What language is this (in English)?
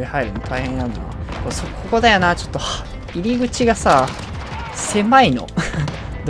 Japanese